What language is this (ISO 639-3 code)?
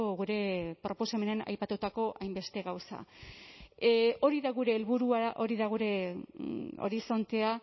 eus